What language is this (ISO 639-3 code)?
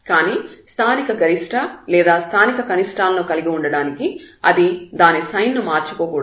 tel